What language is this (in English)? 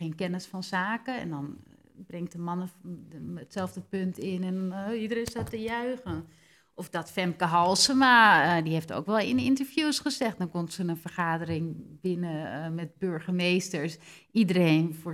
Dutch